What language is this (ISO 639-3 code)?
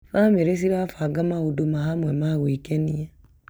kik